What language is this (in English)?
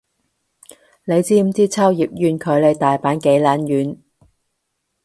Cantonese